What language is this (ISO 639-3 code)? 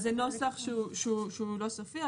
heb